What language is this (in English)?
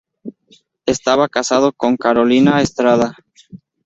Spanish